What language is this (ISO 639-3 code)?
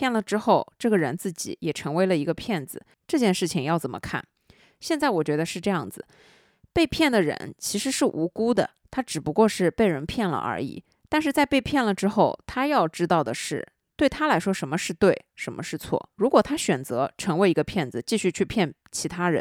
zho